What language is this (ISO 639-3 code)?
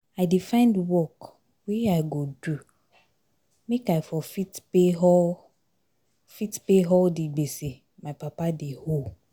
pcm